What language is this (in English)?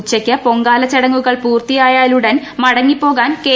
Malayalam